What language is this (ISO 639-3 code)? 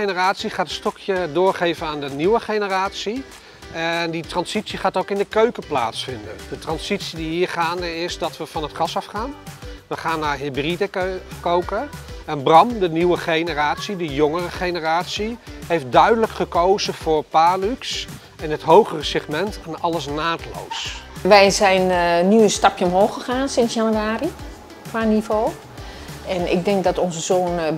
nld